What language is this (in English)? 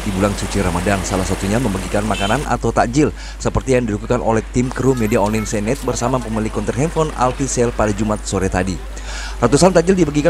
Indonesian